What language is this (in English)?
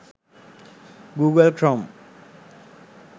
Sinhala